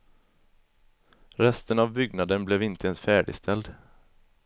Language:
Swedish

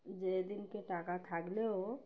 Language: Bangla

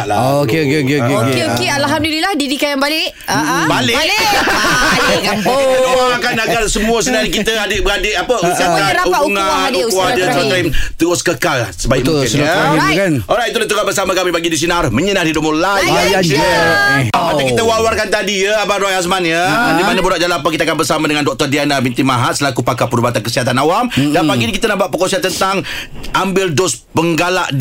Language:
Malay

